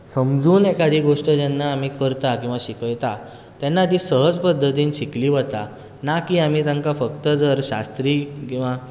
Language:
Konkani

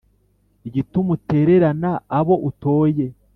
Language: Kinyarwanda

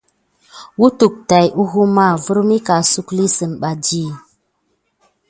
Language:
Gidar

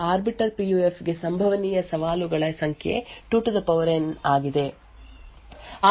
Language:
Kannada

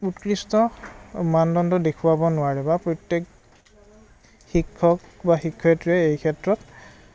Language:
Assamese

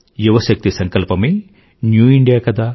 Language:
Telugu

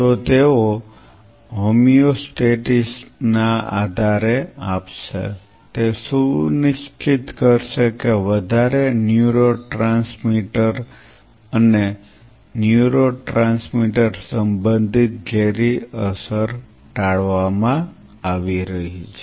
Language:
Gujarati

